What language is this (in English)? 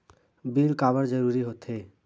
Chhattisgarhi